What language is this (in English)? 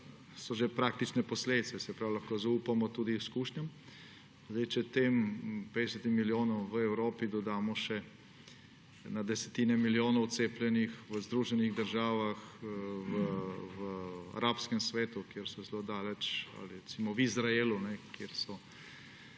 Slovenian